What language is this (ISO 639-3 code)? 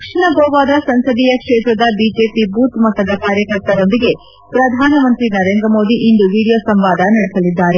kan